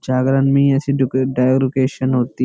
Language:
Hindi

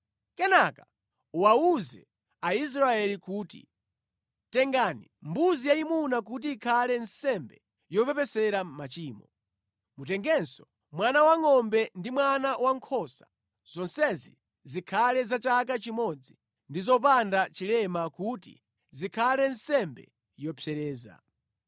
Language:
Nyanja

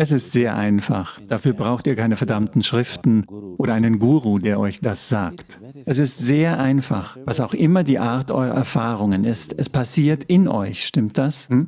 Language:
German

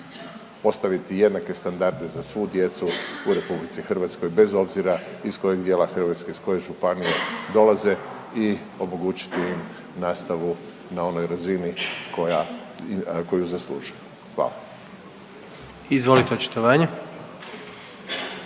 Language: Croatian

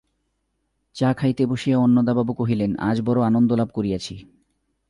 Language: Bangla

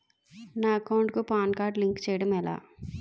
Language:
Telugu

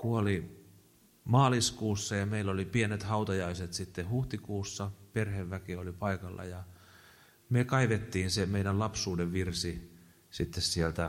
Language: Finnish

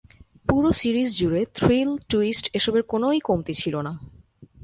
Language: Bangla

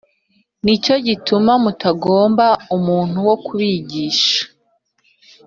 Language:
Kinyarwanda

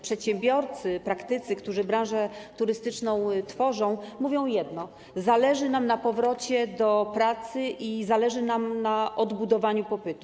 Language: Polish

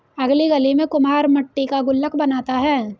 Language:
Hindi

